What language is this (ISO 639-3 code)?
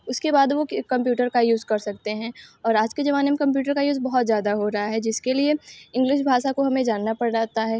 hin